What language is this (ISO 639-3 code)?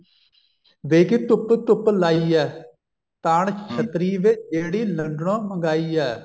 pan